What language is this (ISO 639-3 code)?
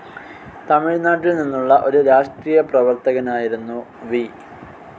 mal